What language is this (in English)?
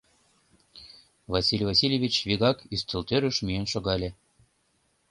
Mari